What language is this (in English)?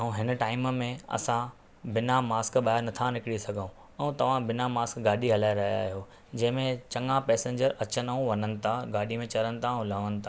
Sindhi